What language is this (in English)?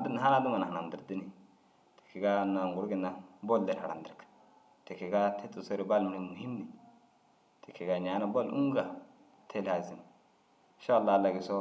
Dazaga